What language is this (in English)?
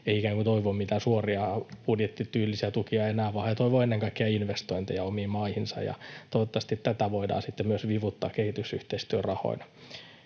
Finnish